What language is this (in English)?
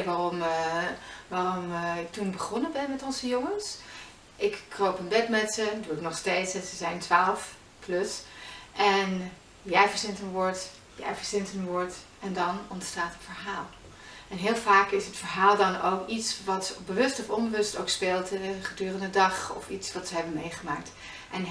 Dutch